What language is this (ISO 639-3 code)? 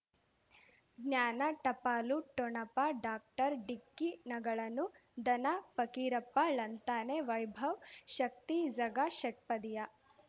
kan